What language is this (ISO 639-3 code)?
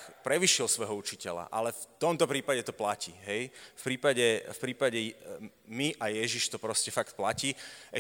slk